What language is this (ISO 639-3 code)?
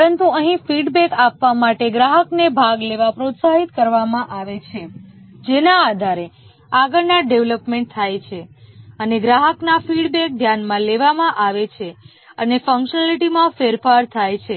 guj